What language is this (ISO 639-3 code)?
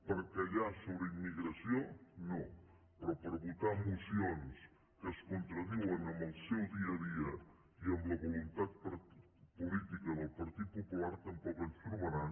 cat